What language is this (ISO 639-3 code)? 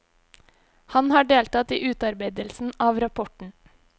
nor